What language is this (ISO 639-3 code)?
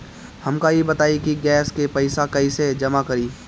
bho